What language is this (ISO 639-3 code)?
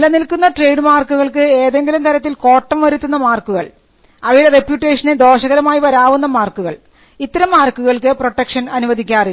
mal